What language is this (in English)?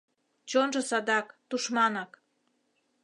Mari